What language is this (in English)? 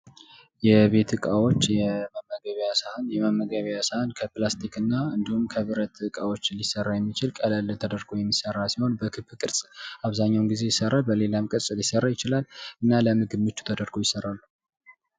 Amharic